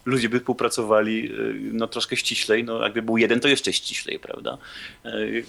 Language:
Polish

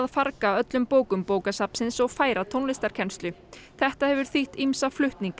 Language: Icelandic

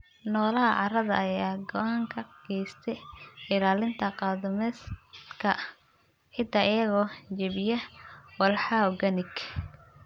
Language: Somali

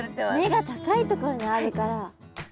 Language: Japanese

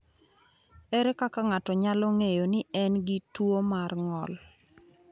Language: Luo (Kenya and Tanzania)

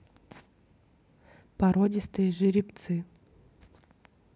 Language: Russian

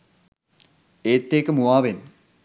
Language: Sinhala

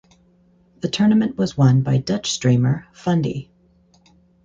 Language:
English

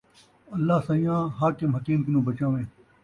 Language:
Saraiki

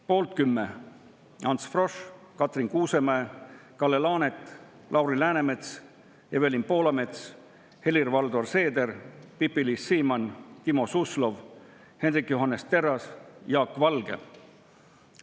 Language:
Estonian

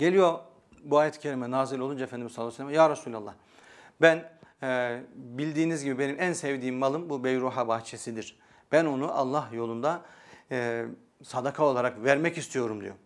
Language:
Turkish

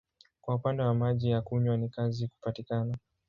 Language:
Swahili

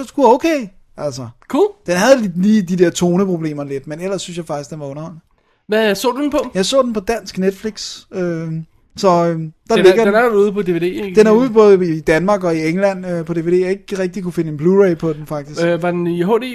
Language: Danish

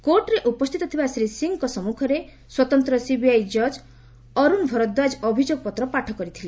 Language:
Odia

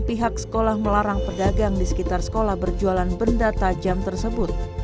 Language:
Indonesian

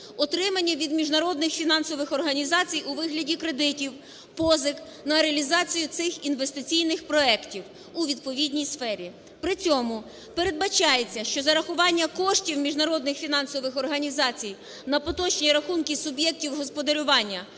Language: Ukrainian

